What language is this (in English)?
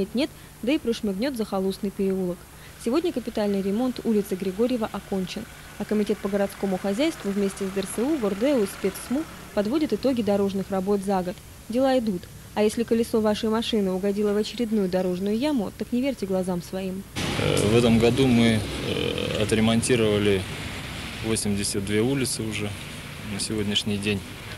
Russian